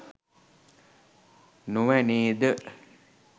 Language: Sinhala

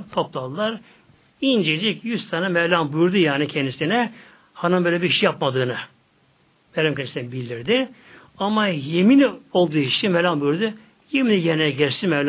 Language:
Turkish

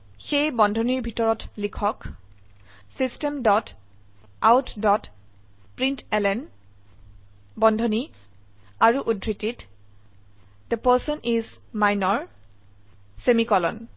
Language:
Assamese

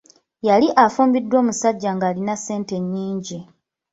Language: Ganda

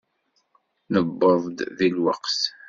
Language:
Kabyle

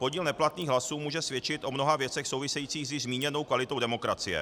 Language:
Czech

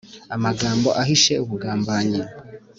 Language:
Kinyarwanda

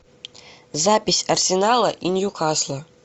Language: Russian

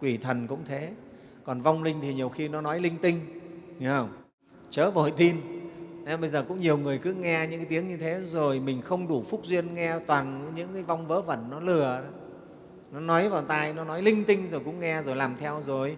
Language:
Vietnamese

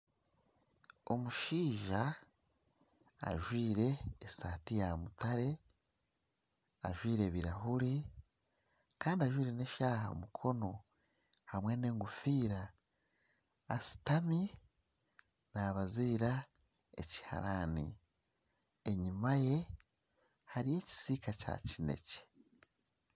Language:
Nyankole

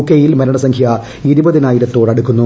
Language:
Malayalam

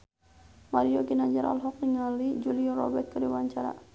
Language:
Sundanese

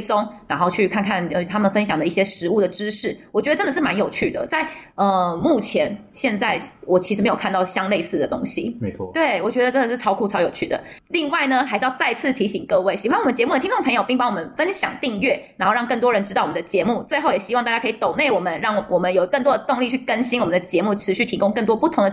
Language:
Chinese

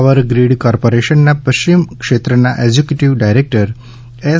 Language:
Gujarati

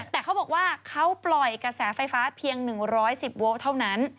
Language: Thai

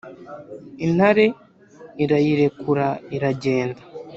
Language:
Kinyarwanda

